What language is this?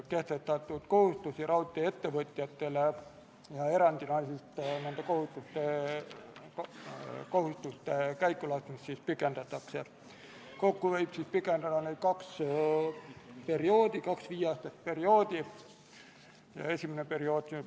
Estonian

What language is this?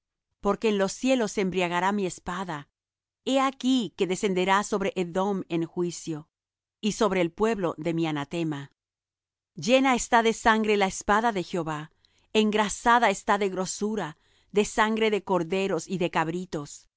Spanish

